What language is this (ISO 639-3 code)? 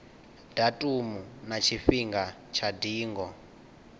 ven